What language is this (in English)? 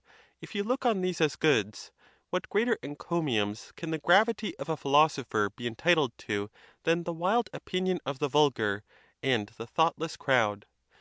English